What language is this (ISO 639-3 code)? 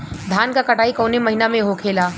bho